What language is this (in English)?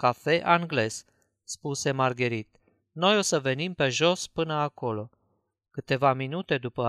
Romanian